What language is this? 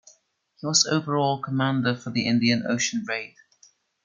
English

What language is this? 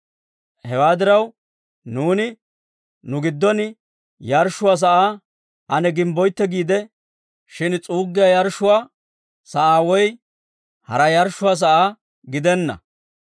Dawro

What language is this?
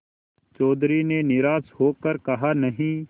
Hindi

